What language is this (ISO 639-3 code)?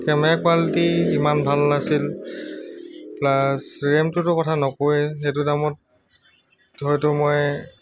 asm